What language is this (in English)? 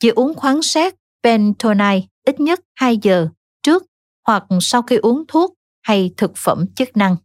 Vietnamese